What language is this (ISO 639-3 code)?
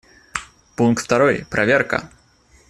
rus